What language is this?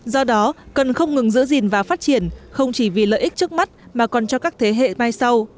Vietnamese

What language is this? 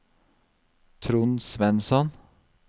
Norwegian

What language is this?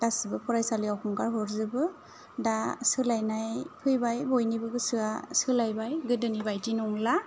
Bodo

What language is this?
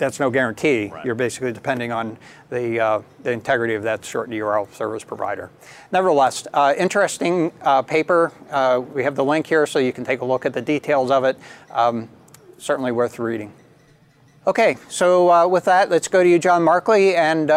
English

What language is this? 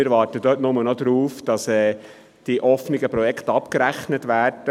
Swiss German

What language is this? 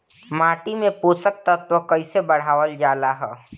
Bhojpuri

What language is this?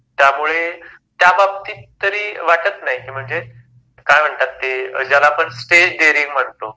Marathi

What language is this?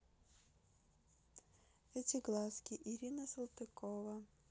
Russian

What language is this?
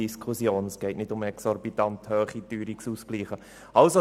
Swiss German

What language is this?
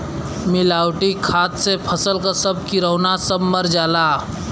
Bhojpuri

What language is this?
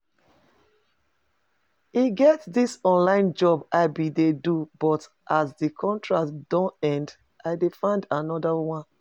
Nigerian Pidgin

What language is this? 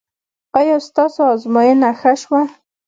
Pashto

